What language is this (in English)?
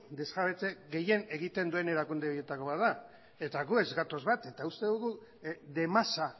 Basque